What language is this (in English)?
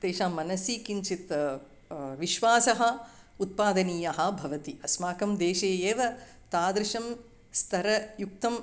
Sanskrit